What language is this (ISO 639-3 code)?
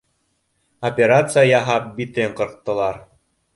bak